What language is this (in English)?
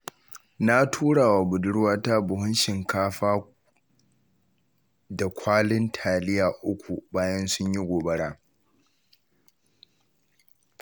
Hausa